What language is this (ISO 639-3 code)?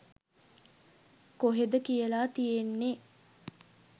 sin